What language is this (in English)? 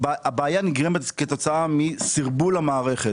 Hebrew